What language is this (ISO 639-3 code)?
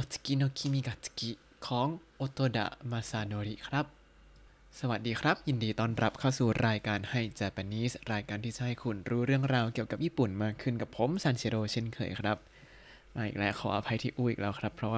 tha